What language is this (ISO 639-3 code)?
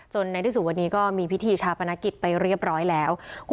tha